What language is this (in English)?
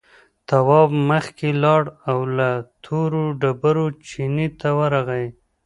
Pashto